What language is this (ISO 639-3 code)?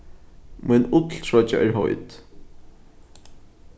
fao